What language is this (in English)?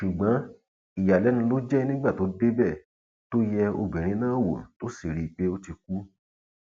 Yoruba